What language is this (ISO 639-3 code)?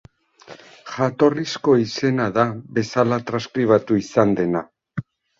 eus